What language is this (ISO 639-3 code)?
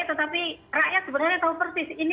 ind